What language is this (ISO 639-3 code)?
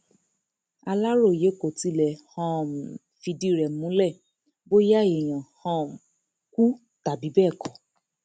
yor